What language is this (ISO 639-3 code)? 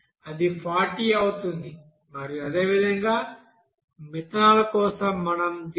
tel